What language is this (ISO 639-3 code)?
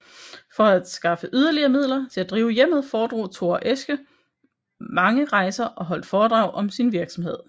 dan